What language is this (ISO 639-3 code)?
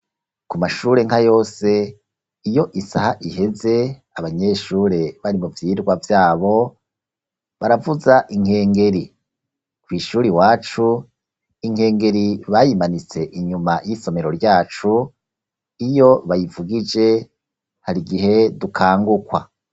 run